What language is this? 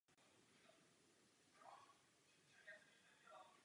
Czech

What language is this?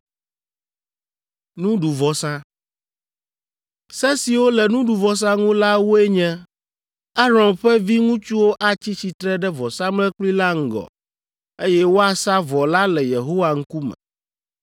Ewe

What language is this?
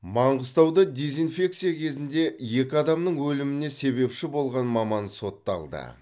Kazakh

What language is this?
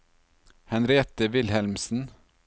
Norwegian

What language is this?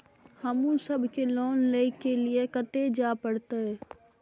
Maithili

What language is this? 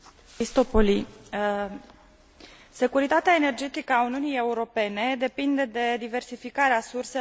Romanian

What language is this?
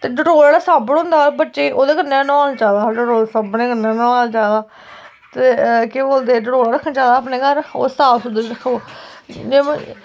Dogri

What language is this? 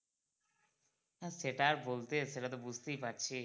Bangla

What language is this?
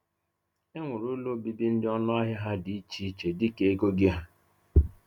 Igbo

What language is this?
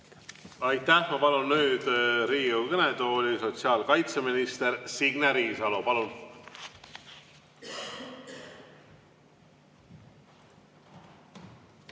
Estonian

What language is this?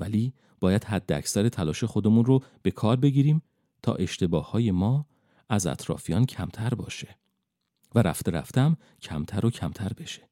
Persian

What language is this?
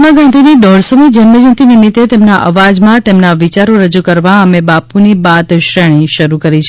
Gujarati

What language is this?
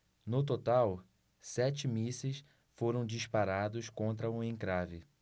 Portuguese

